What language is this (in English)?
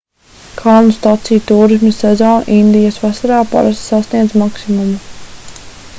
Latvian